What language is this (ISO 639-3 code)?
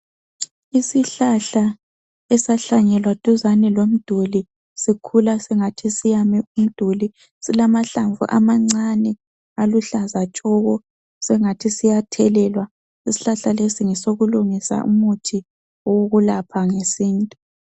nde